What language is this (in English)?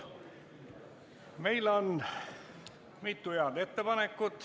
Estonian